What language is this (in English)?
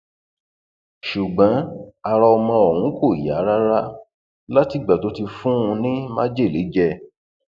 Yoruba